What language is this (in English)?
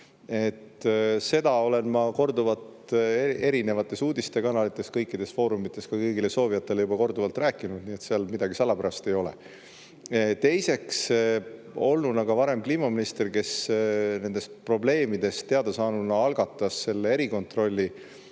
Estonian